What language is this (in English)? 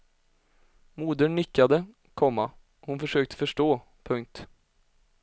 Swedish